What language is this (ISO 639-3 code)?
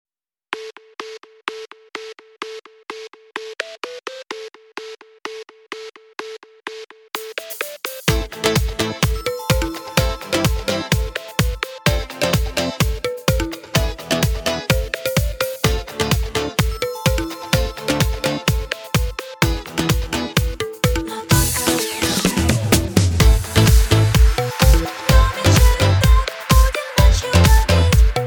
rus